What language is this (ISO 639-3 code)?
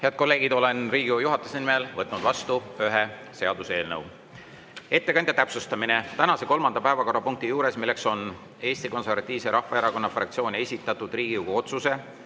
est